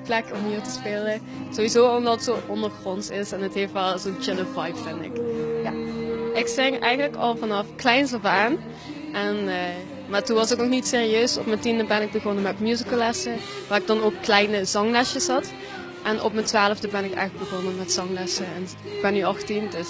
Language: Dutch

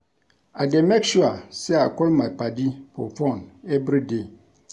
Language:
Nigerian Pidgin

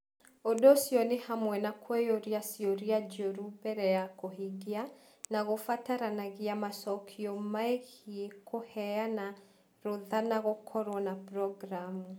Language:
Kikuyu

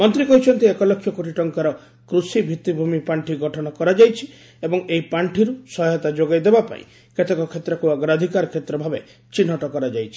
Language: Odia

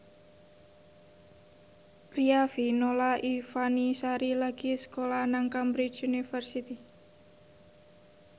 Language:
Javanese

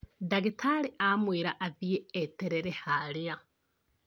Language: Kikuyu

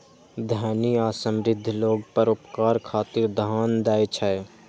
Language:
Maithili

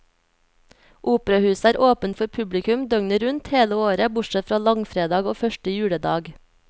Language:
Norwegian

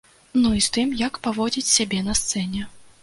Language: Belarusian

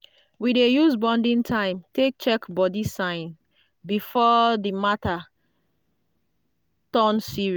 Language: Nigerian Pidgin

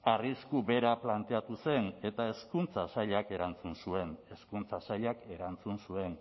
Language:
Basque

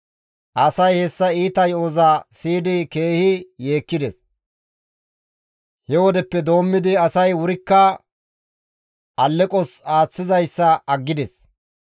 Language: Gamo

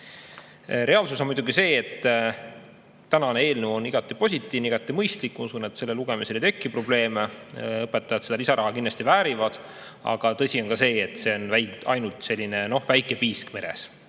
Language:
Estonian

